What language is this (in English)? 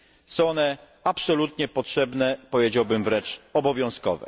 Polish